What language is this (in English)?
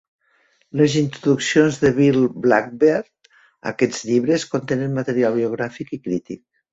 Catalan